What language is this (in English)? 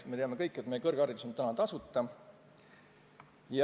Estonian